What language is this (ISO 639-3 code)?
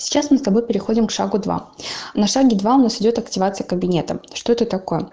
rus